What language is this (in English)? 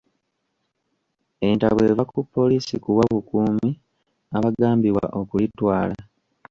Ganda